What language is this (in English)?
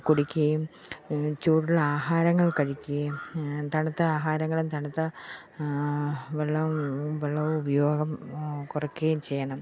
Malayalam